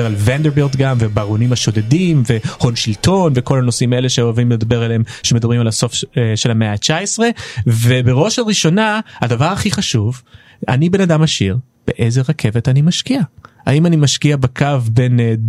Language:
Hebrew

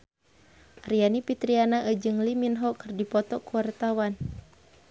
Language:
Sundanese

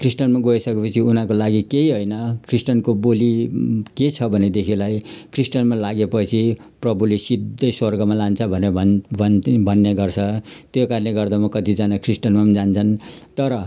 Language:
Nepali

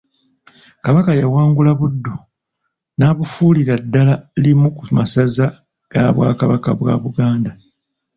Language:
Ganda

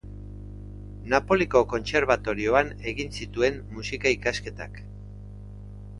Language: Basque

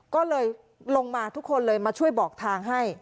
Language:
Thai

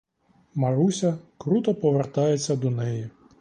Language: Ukrainian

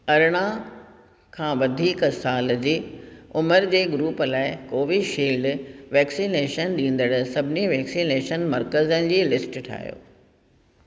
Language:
Sindhi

